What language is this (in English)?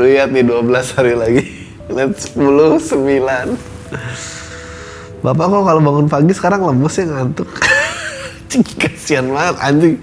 Indonesian